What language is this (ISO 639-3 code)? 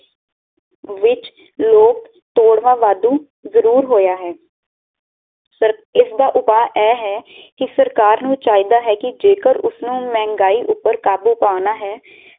pan